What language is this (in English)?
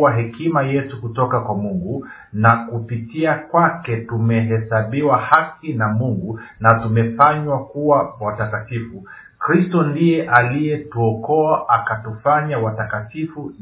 Swahili